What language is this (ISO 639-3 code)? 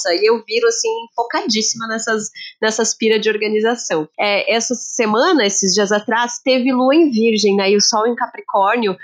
por